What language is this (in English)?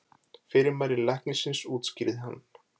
Icelandic